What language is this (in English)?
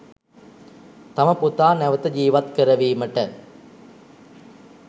Sinhala